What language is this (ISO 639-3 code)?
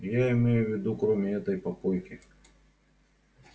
rus